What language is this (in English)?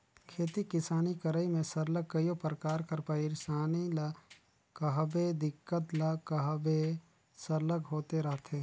Chhattisgarhi